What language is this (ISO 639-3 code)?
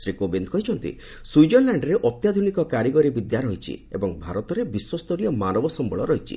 ori